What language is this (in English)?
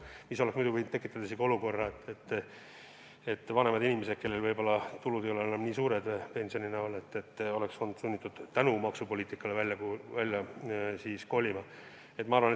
Estonian